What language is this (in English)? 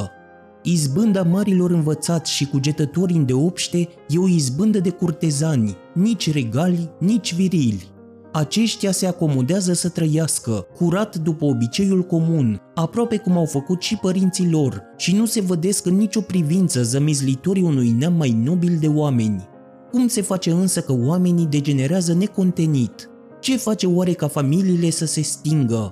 Romanian